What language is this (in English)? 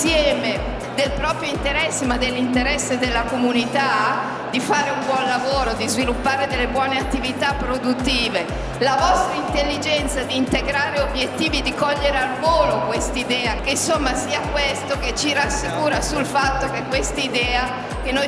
Italian